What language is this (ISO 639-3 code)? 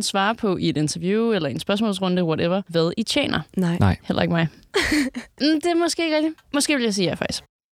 dan